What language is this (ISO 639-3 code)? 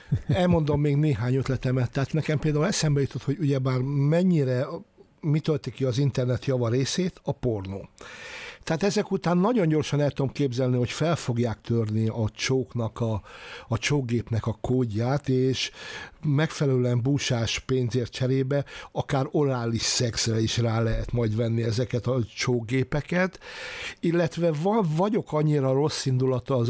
hun